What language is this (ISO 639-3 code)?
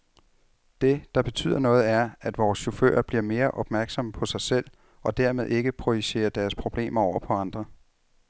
dan